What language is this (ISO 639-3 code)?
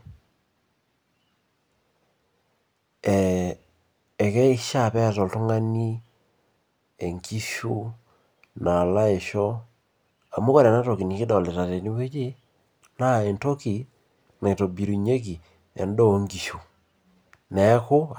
mas